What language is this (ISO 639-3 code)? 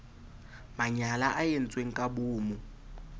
sot